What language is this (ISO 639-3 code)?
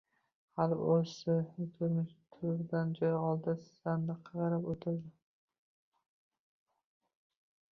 uzb